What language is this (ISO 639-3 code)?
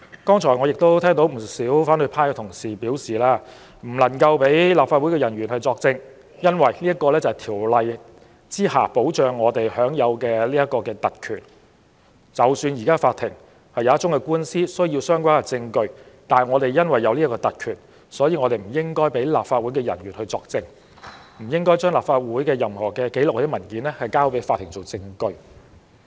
yue